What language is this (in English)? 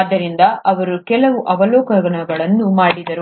Kannada